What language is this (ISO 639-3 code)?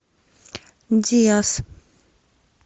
rus